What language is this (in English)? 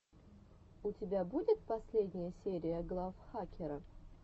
Russian